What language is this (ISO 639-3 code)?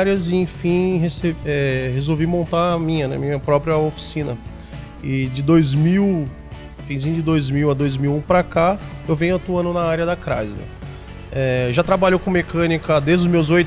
por